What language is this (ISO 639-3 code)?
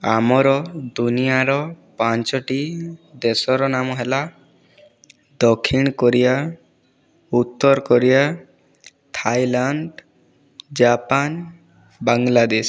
ori